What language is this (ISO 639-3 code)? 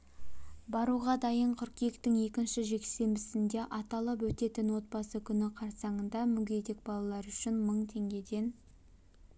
kaz